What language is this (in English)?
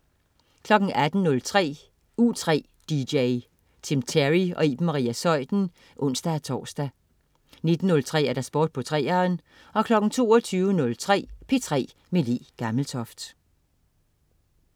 Danish